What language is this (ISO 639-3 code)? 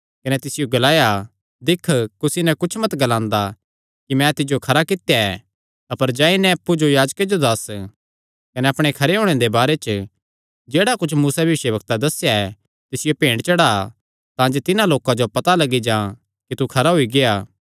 xnr